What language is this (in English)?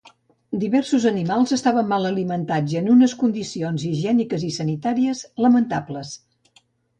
Catalan